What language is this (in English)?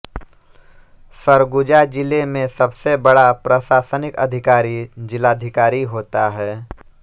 Hindi